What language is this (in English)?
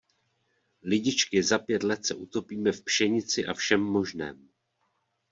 Czech